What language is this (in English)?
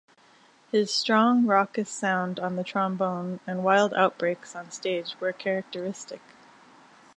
English